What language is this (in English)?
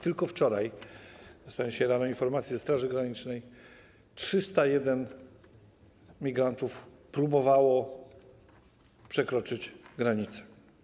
Polish